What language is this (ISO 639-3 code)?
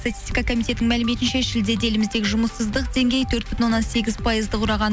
kaz